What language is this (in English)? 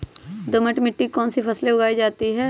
Magahi